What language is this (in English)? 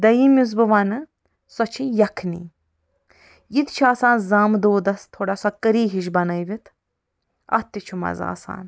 Kashmiri